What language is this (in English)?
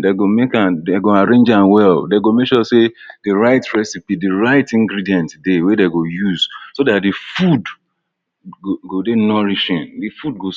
Nigerian Pidgin